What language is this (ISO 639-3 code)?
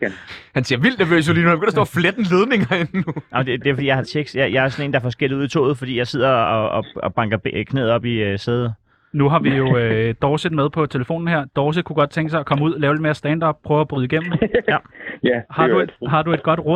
dan